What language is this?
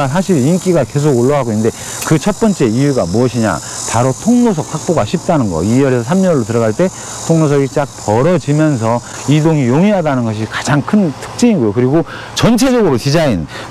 Korean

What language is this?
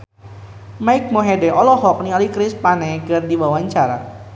Sundanese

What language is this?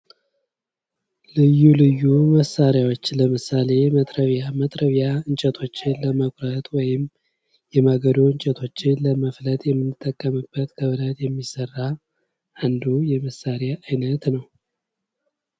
Amharic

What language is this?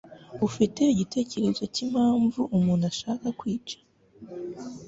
Kinyarwanda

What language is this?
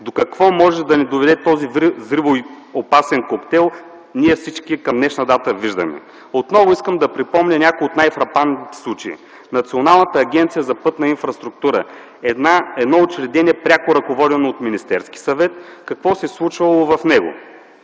Bulgarian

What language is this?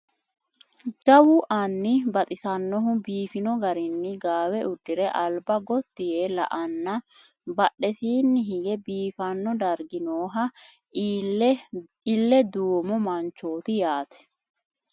Sidamo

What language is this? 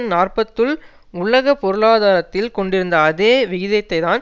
Tamil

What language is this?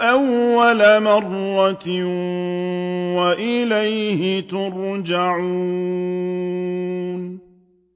Arabic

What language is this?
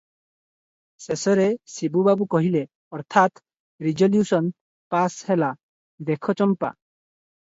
Odia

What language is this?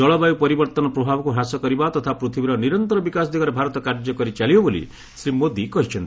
Odia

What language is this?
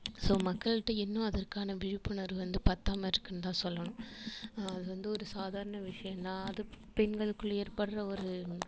Tamil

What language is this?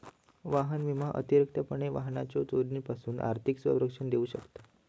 Marathi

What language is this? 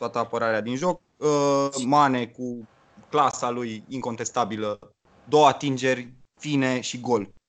Romanian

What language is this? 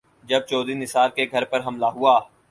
Urdu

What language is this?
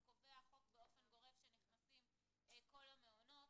Hebrew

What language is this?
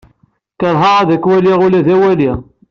Kabyle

